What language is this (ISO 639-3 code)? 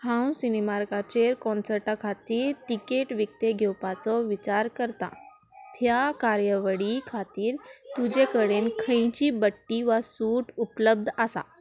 kok